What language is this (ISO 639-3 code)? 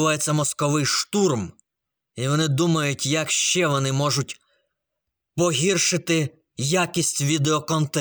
ukr